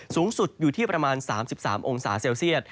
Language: Thai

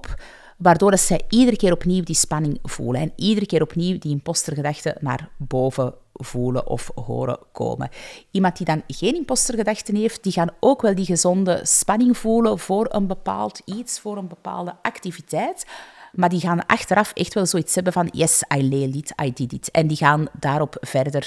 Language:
Dutch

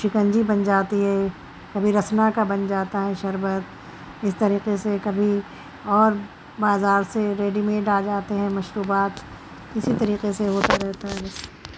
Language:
Urdu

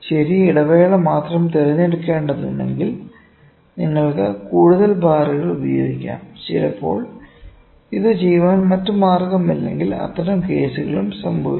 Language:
Malayalam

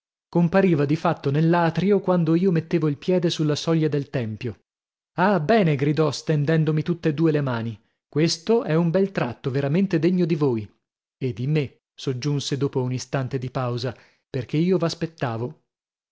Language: Italian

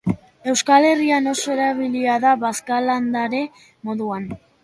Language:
Basque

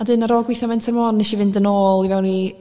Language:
Welsh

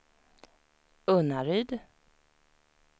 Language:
Swedish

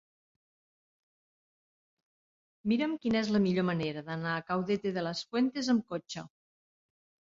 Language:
Catalan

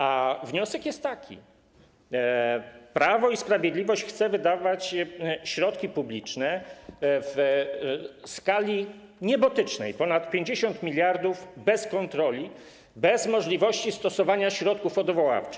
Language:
Polish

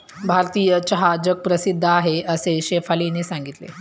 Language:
Marathi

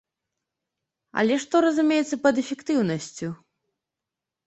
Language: Belarusian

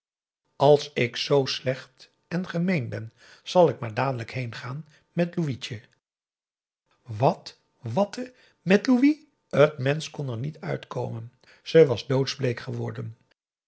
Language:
Dutch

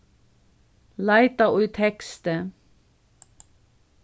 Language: Faroese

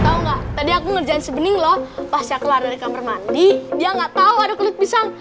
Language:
Indonesian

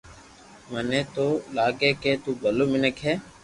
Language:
Loarki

